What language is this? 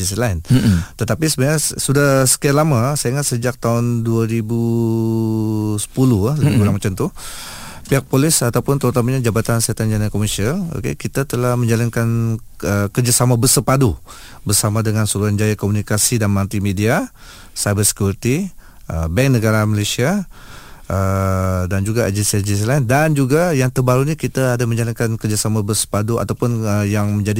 Malay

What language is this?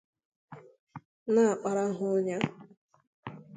Igbo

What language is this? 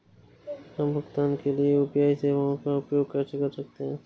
Hindi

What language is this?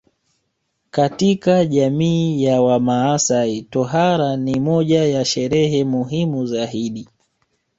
Swahili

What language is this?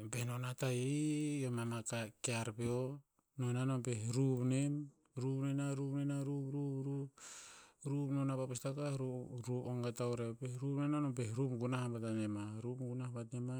Tinputz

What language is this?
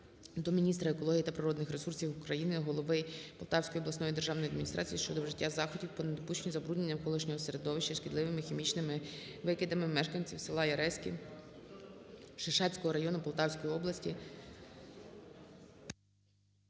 Ukrainian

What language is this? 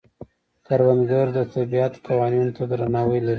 Pashto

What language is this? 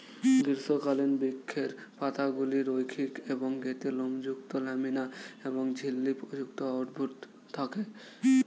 Bangla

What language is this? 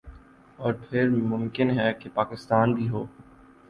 Urdu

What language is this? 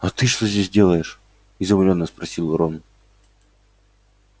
Russian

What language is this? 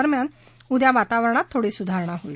Marathi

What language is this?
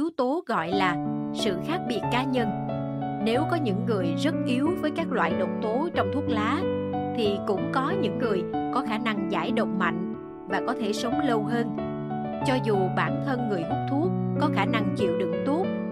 Vietnamese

